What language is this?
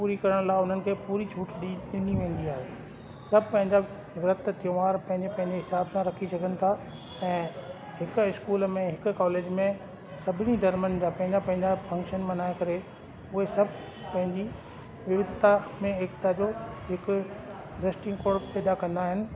Sindhi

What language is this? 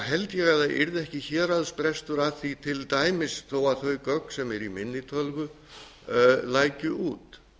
Icelandic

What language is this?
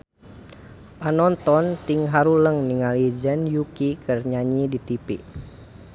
Sundanese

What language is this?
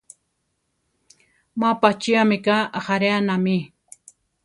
Central Tarahumara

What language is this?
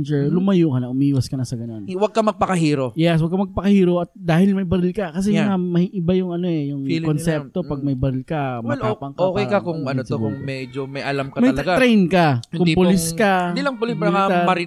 Filipino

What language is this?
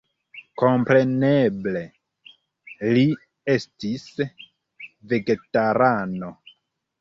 Esperanto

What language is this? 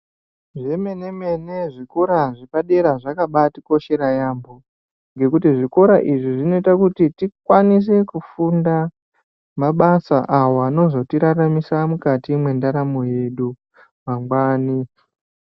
Ndau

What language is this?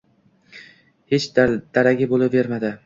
Uzbek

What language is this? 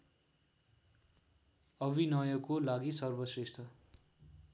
Nepali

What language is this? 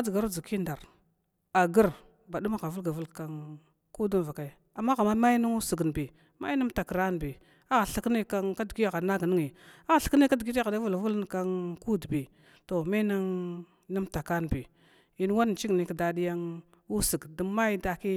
Glavda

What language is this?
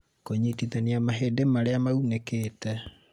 Kikuyu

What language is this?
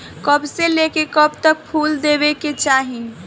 Bhojpuri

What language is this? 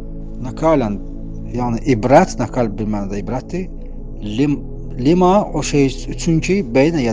Turkish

